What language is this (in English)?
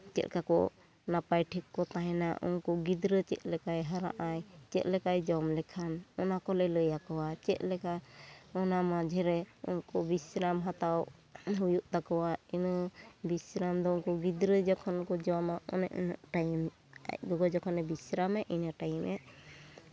Santali